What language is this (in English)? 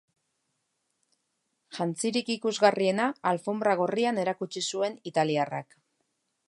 Basque